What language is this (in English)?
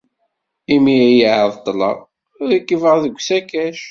Kabyle